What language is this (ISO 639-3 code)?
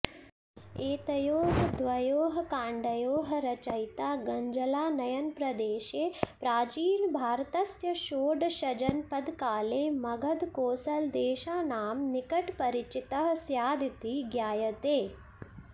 san